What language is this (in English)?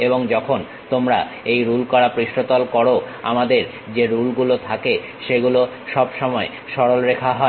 Bangla